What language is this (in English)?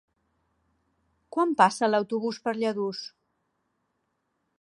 Catalan